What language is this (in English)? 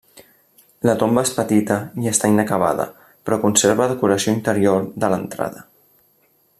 Catalan